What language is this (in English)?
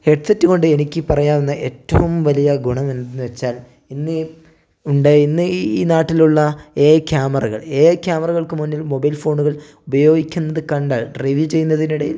Malayalam